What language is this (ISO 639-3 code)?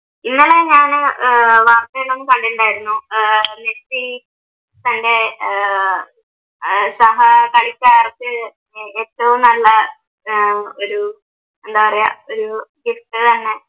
mal